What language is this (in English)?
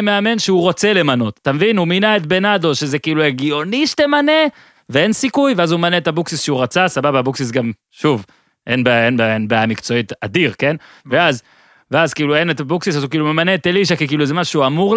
Hebrew